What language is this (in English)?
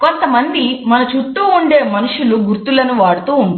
Telugu